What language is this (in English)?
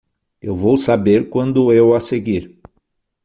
Portuguese